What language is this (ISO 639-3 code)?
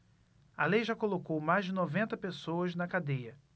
por